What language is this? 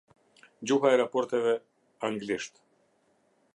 Albanian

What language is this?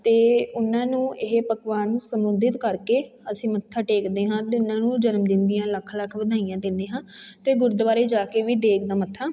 Punjabi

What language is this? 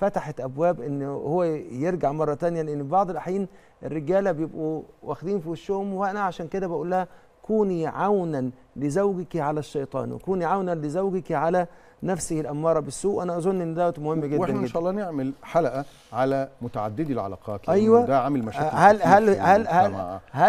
Arabic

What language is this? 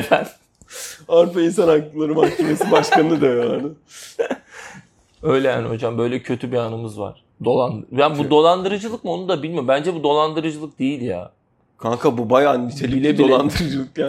Turkish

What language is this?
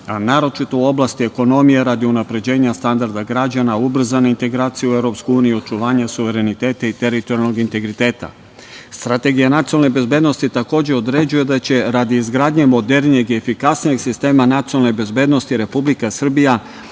Serbian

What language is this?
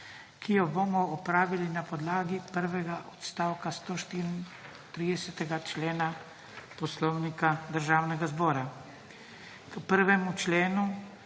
Slovenian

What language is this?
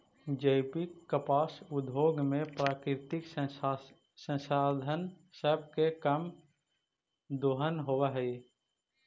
Magahi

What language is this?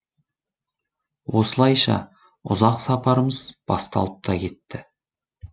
Kazakh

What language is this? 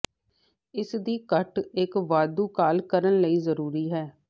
Punjabi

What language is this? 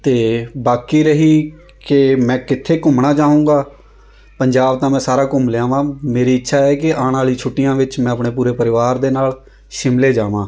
Punjabi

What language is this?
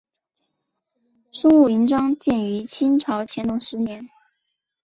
Chinese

